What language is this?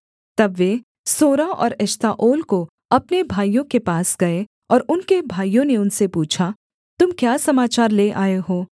Hindi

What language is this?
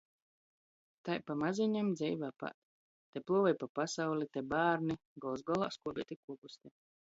Latgalian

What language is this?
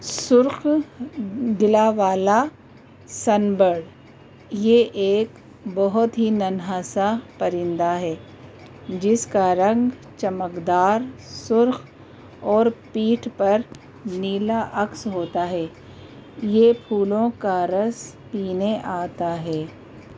Urdu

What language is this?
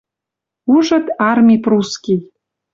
Western Mari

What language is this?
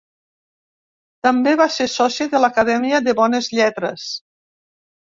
Catalan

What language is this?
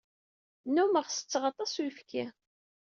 Kabyle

